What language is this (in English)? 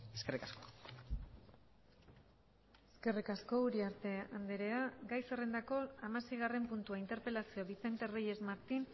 Basque